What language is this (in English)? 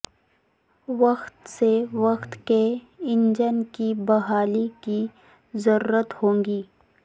Urdu